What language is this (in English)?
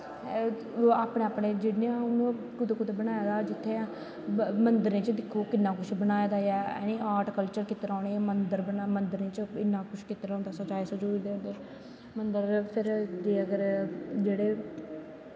Dogri